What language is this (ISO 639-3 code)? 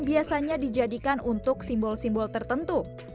ind